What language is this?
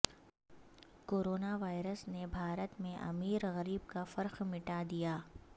Urdu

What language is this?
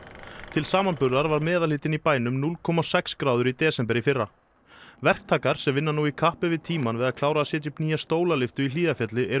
Icelandic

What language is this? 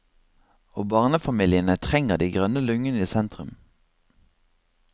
Norwegian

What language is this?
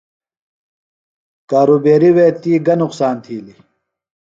Phalura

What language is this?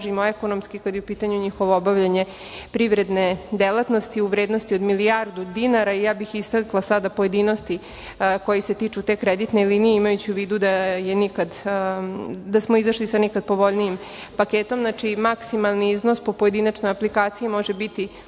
Serbian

